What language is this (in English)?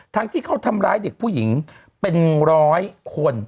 Thai